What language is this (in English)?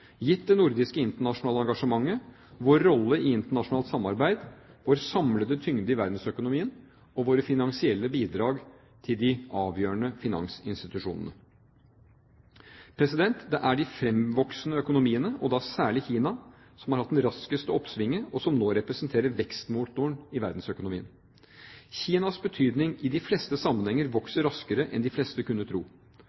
Norwegian Bokmål